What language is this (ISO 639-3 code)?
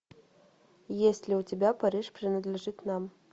rus